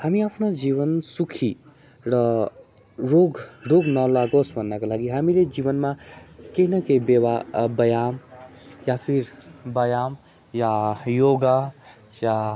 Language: Nepali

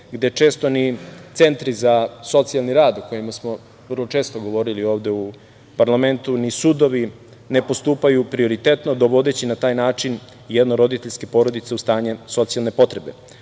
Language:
Serbian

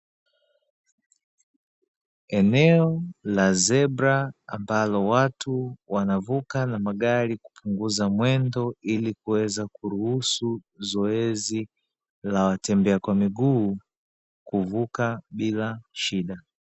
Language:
Swahili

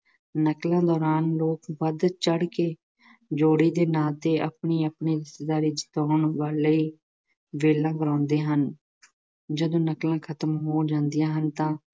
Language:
Punjabi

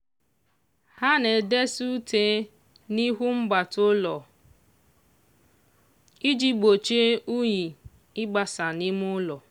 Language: Igbo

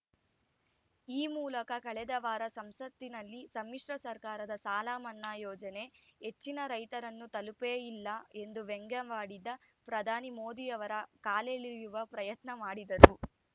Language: Kannada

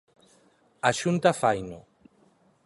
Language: Galician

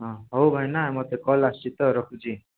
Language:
Odia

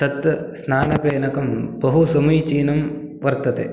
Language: Sanskrit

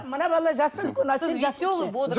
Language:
Kazakh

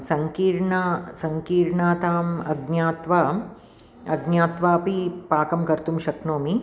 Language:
Sanskrit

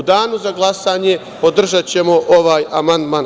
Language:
Serbian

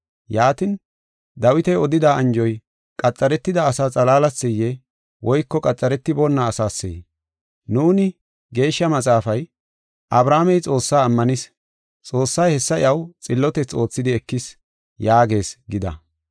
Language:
Gofa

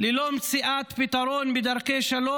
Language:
Hebrew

